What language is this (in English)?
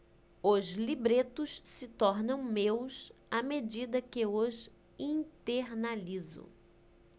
Portuguese